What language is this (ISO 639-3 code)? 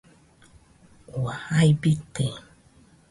hux